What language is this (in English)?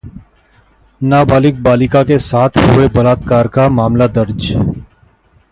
Hindi